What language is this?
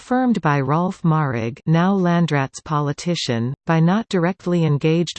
English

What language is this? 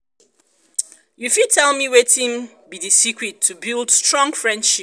Nigerian Pidgin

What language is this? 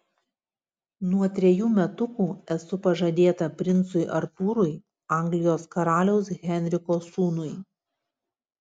Lithuanian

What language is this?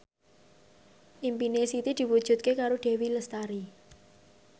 Javanese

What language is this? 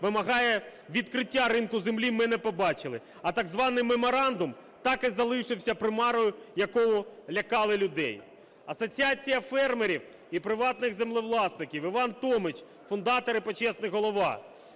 Ukrainian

